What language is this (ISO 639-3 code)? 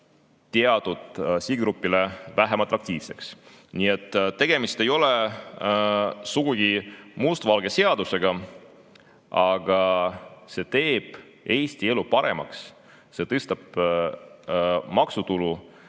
est